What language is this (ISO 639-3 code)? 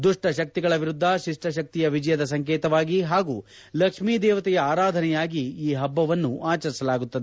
kan